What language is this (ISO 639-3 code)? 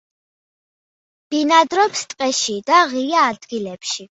kat